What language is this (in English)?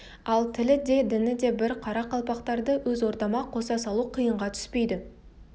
Kazakh